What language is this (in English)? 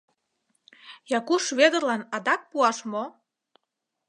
Mari